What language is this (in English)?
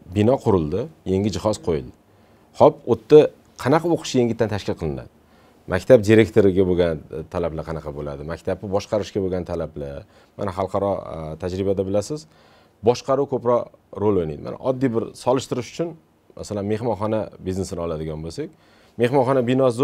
Romanian